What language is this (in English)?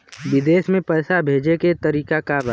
Bhojpuri